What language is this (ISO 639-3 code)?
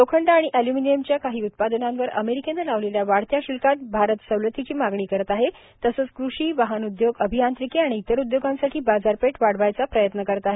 mar